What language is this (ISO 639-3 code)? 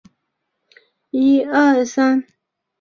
zho